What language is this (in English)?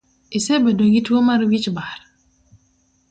Luo (Kenya and Tanzania)